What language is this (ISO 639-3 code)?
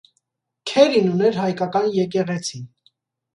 hye